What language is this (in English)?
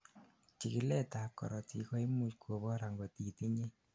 Kalenjin